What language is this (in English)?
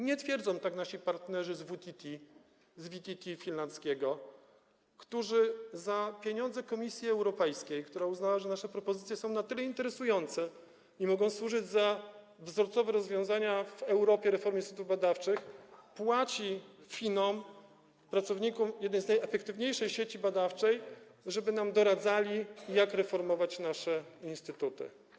Polish